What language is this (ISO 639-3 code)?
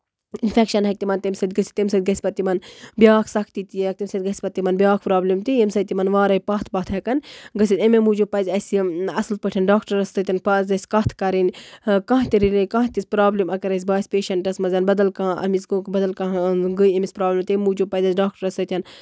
kas